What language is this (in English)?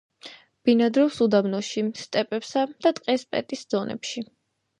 Georgian